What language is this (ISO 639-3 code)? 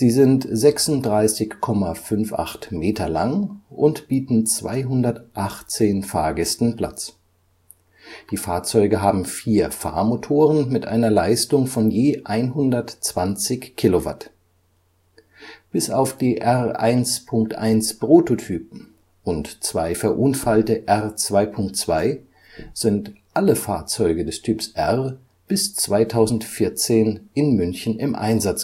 deu